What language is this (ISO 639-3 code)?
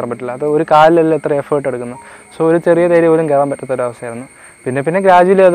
mal